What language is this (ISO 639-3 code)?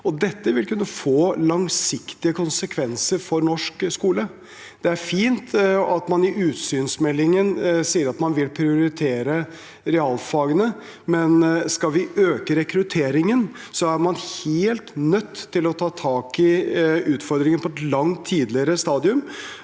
nor